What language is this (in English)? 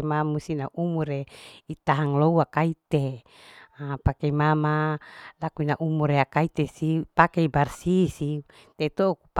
Larike-Wakasihu